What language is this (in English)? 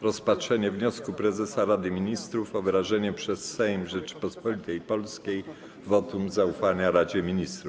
Polish